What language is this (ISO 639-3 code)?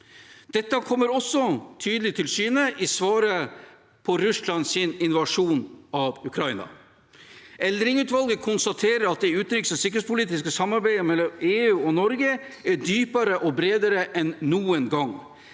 nor